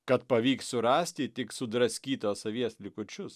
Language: Lithuanian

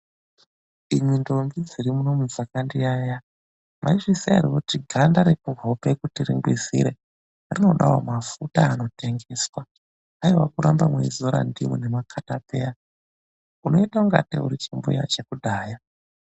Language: Ndau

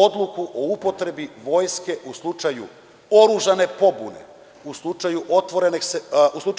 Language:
Serbian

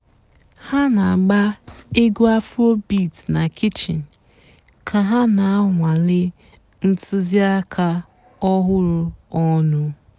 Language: Igbo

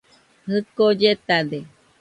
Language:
Nüpode Huitoto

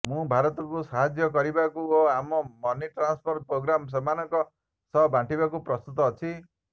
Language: Odia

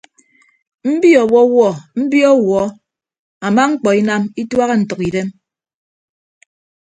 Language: Ibibio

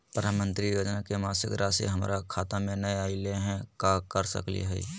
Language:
Magahi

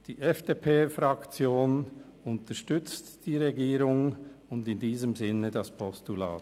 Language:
Swiss German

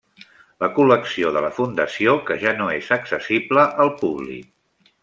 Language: Catalan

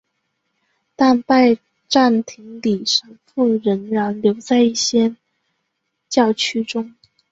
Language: Chinese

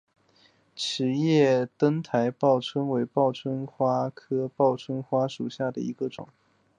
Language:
Chinese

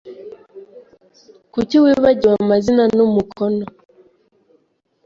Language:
Kinyarwanda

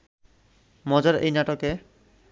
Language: Bangla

